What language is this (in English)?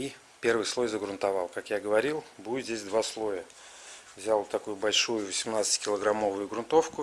Russian